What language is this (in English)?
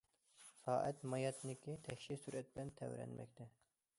Uyghur